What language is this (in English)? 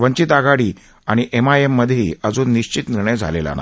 Marathi